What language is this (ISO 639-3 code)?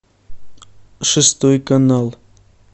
rus